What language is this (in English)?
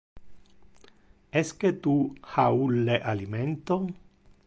Interlingua